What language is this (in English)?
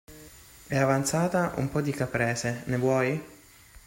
Italian